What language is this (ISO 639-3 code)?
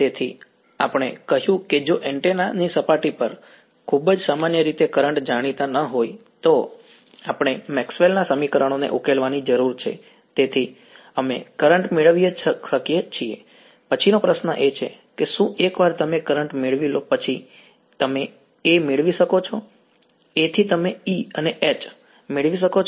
guj